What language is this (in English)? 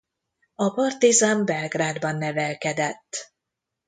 Hungarian